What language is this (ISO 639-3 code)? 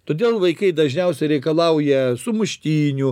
lit